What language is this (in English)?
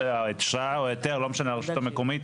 Hebrew